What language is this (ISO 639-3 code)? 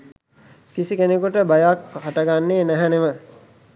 sin